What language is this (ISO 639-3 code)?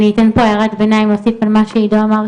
heb